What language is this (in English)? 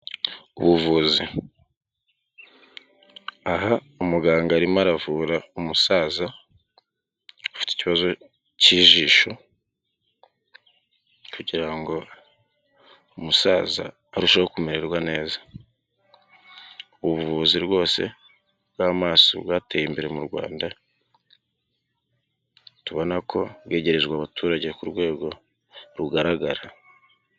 Kinyarwanda